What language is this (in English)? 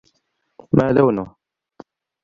Arabic